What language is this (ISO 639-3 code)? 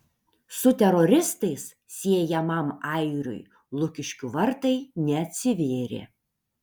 lit